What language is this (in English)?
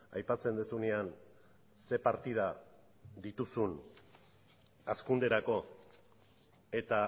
Basque